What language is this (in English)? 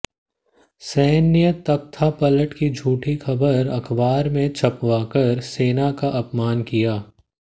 Hindi